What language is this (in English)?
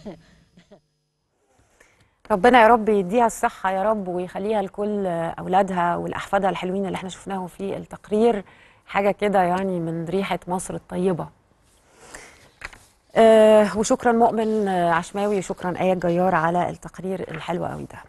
Arabic